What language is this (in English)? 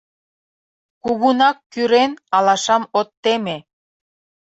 Mari